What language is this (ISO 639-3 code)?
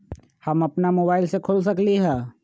mag